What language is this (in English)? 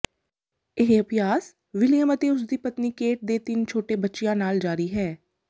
Punjabi